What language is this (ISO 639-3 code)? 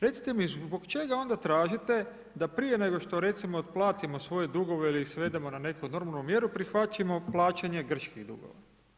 hrv